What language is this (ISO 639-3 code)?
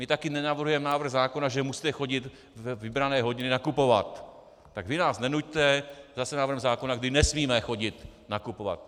ces